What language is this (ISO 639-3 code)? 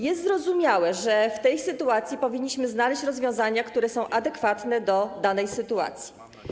pol